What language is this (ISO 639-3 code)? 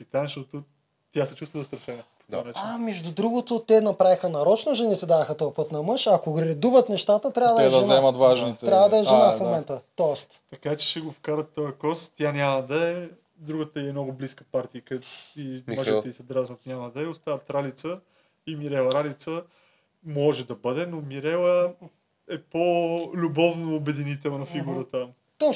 bul